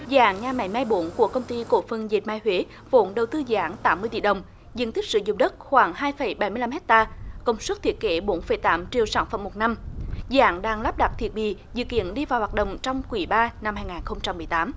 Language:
Vietnamese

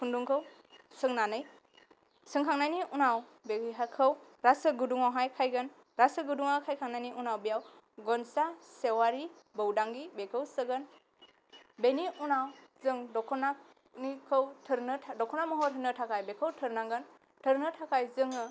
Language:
Bodo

